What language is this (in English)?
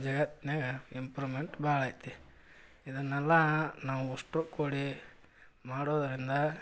Kannada